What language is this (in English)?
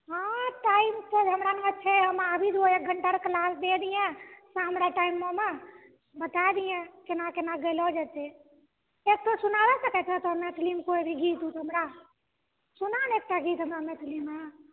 Maithili